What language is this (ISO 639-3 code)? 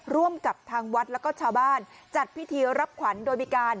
tha